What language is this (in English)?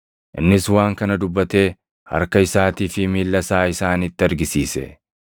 Oromo